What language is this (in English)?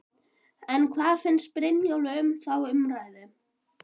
Icelandic